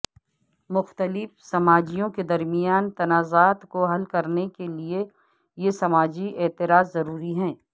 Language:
Urdu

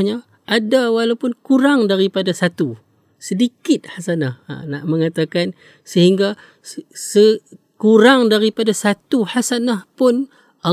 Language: Malay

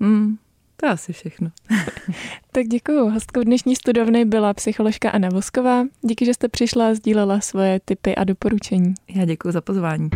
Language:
Czech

